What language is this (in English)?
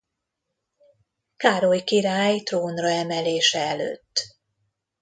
Hungarian